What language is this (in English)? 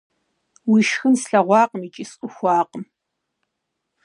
Kabardian